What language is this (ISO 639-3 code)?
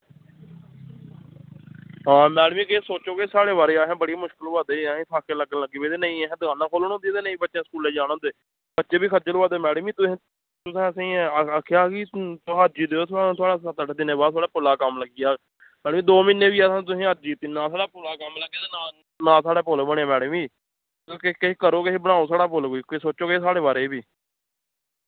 doi